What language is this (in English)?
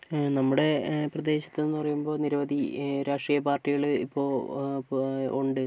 Malayalam